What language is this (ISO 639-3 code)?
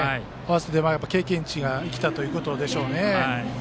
jpn